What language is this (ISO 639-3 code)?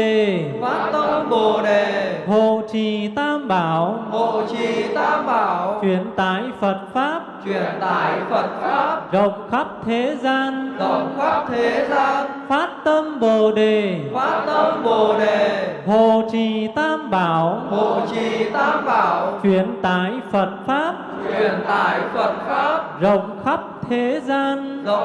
vie